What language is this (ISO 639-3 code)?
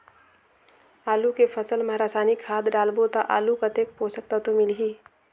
hne